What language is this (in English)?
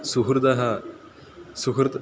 Sanskrit